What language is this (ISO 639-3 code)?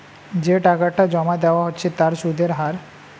ben